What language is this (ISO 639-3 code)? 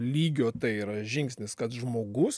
lit